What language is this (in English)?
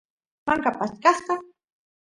Santiago del Estero Quichua